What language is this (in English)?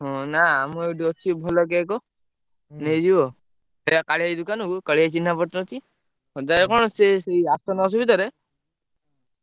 Odia